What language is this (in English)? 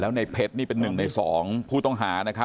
Thai